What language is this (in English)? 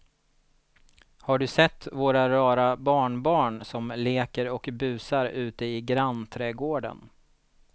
Swedish